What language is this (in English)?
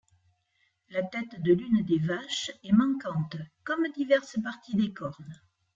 French